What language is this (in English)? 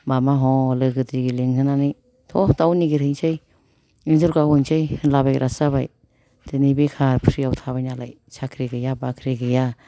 Bodo